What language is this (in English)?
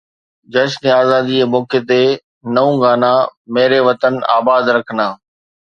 Sindhi